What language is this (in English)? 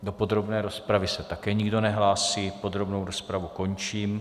Czech